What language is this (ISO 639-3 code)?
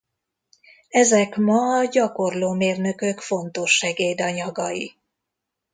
hun